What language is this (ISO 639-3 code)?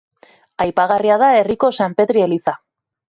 eus